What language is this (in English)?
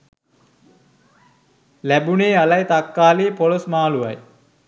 Sinhala